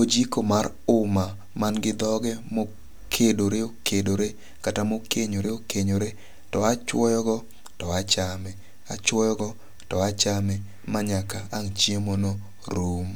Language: Luo (Kenya and Tanzania)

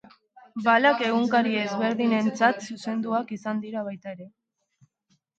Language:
Basque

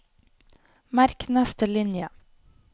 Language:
Norwegian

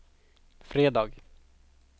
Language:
Swedish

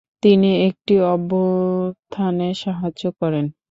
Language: Bangla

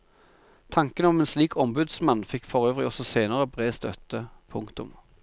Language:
Norwegian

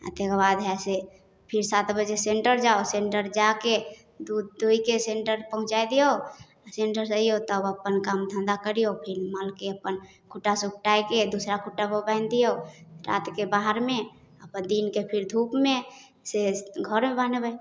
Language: Maithili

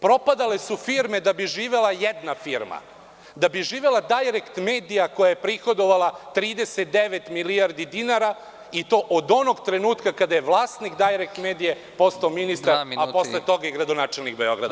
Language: Serbian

